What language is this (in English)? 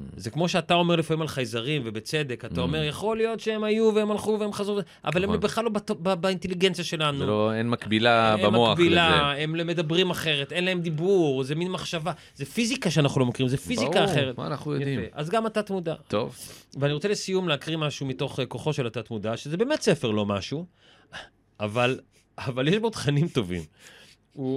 Hebrew